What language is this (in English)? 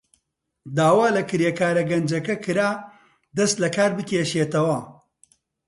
Central Kurdish